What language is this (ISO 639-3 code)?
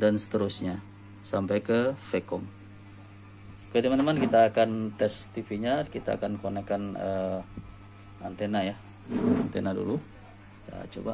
ind